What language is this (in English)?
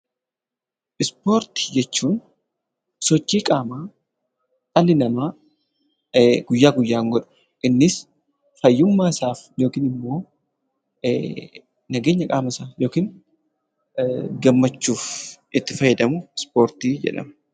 Oromo